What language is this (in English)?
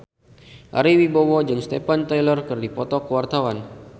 Sundanese